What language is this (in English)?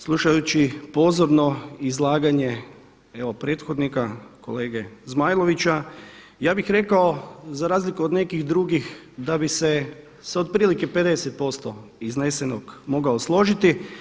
Croatian